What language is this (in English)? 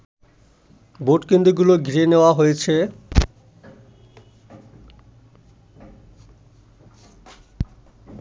Bangla